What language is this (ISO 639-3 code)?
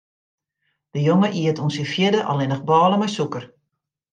fry